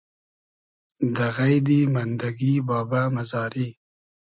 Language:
Hazaragi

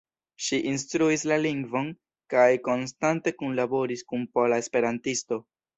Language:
Esperanto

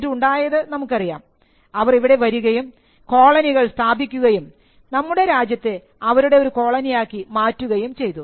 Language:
Malayalam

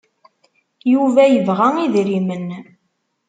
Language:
Kabyle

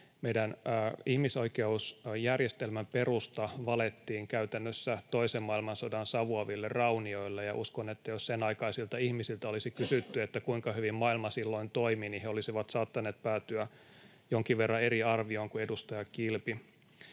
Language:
Finnish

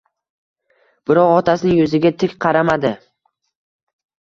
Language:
Uzbek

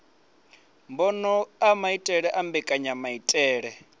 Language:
Venda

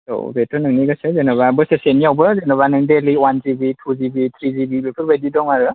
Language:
Bodo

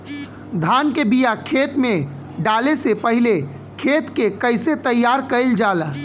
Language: Bhojpuri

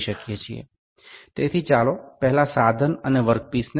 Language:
Bangla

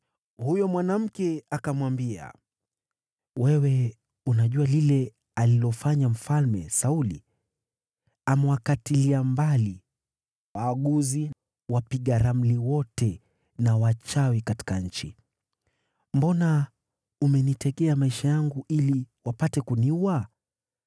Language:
Swahili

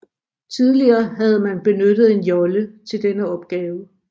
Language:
Danish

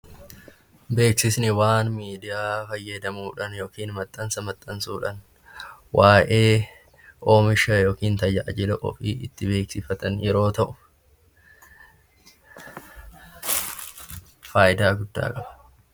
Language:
Oromo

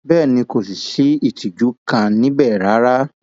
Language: Yoruba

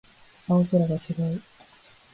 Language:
Japanese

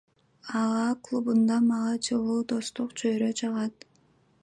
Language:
Kyrgyz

